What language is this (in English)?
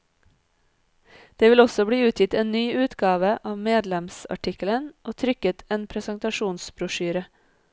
Norwegian